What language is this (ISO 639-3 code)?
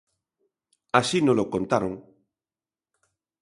glg